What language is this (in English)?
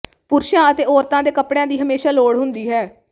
Punjabi